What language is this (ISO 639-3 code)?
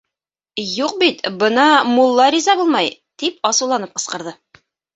bak